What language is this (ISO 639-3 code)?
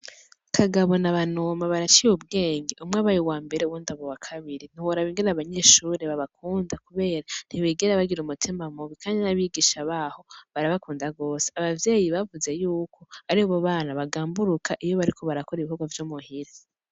run